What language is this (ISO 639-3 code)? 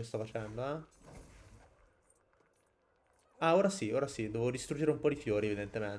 ita